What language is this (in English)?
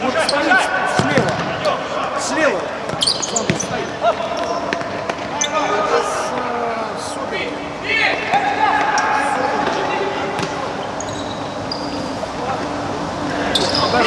Russian